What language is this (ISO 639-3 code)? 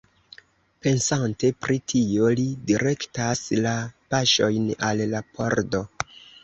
epo